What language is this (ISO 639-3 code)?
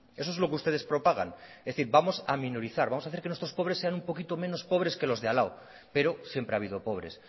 spa